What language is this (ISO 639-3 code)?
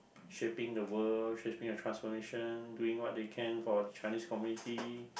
eng